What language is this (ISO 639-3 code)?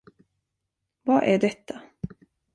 swe